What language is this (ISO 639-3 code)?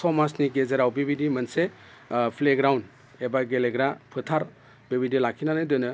brx